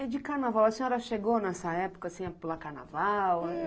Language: Portuguese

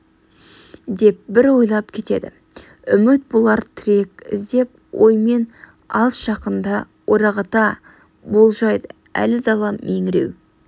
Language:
Kazakh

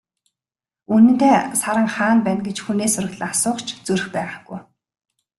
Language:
Mongolian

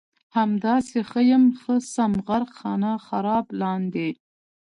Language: Pashto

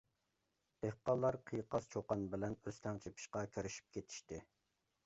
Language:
Uyghur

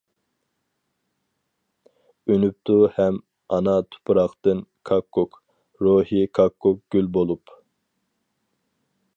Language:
Uyghur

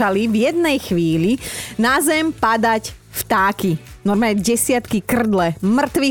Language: Slovak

